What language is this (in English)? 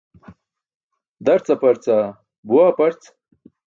Burushaski